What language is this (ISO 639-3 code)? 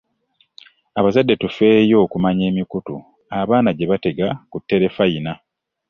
lug